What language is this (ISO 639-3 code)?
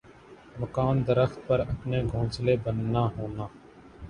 urd